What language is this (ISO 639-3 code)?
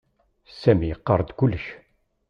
kab